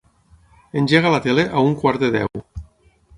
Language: Catalan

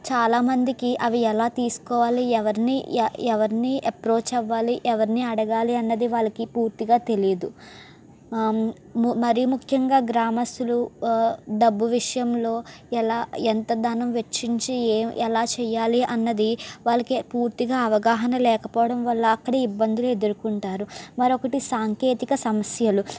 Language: Telugu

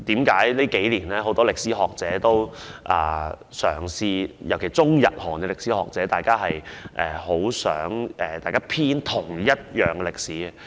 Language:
Cantonese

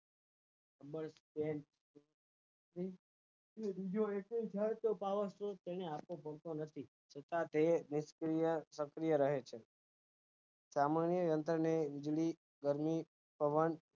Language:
Gujarati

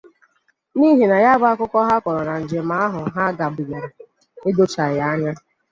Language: Igbo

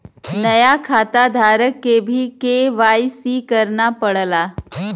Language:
Bhojpuri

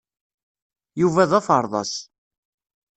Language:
Kabyle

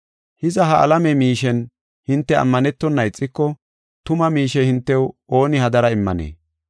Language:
Gofa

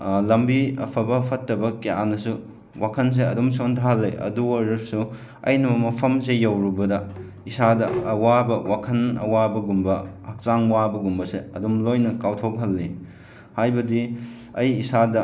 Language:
Manipuri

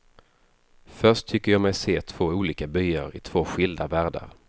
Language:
Swedish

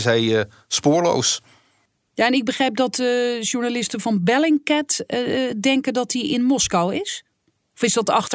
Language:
Dutch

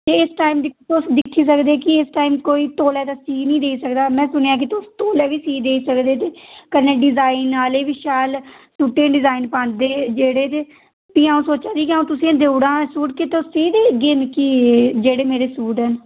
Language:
Dogri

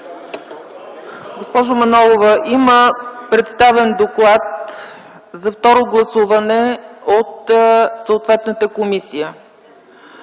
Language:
Bulgarian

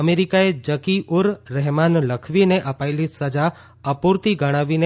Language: Gujarati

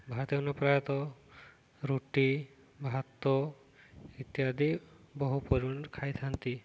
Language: Odia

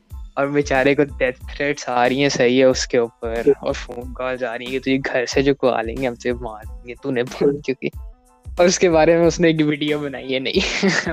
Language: Urdu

